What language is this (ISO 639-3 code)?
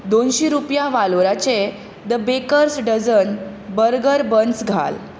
kok